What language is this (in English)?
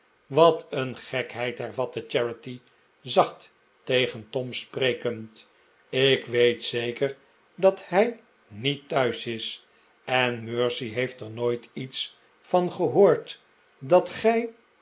Dutch